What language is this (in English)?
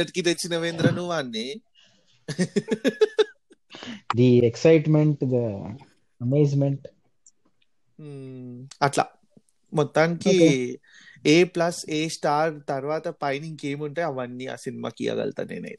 Telugu